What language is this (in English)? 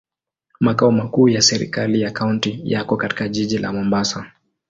Swahili